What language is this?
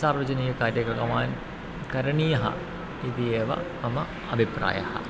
Sanskrit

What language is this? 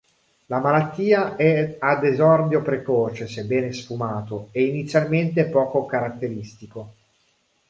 Italian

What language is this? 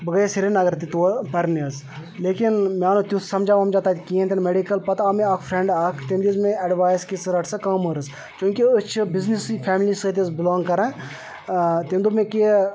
Kashmiri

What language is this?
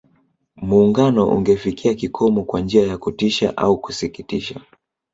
Swahili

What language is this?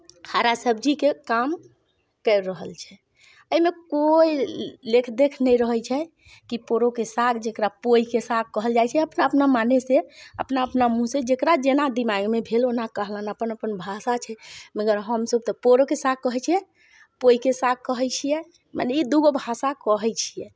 Maithili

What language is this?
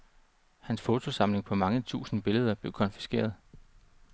Danish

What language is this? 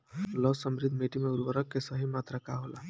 Bhojpuri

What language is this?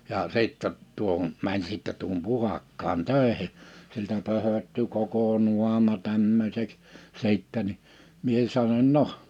Finnish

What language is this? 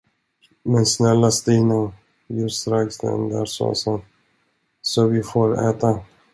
Swedish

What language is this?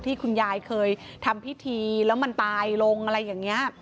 Thai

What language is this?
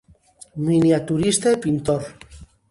Galician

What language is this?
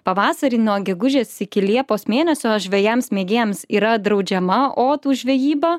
Lithuanian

